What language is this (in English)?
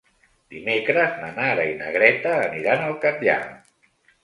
Catalan